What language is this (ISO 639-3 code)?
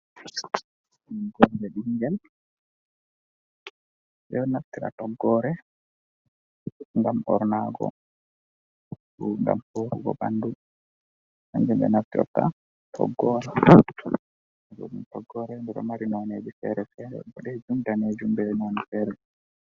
ful